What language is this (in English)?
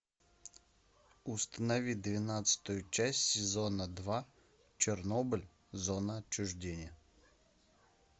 Russian